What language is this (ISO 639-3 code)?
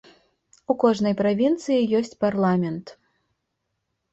bel